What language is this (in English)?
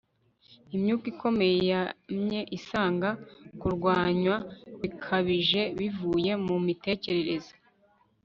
Kinyarwanda